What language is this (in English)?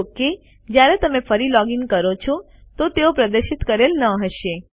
Gujarati